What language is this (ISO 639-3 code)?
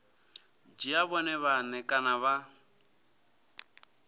ven